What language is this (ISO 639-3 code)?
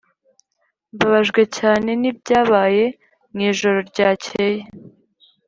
kin